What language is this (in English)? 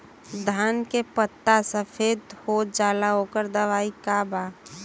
Bhojpuri